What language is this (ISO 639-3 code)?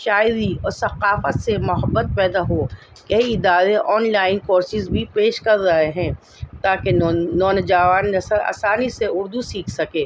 urd